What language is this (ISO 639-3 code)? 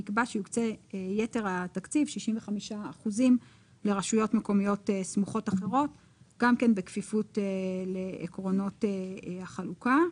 heb